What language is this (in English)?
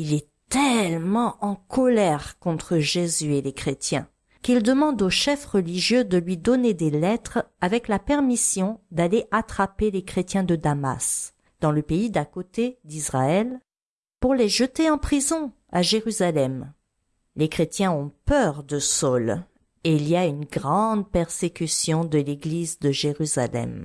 French